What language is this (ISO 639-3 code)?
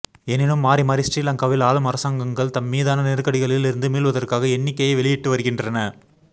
tam